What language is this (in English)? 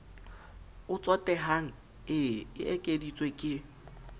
Southern Sotho